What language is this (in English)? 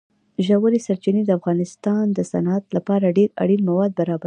Pashto